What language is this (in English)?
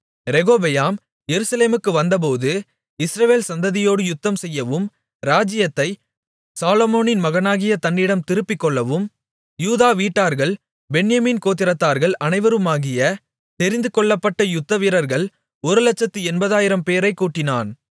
Tamil